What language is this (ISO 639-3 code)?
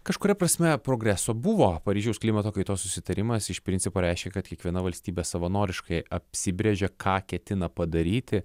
lit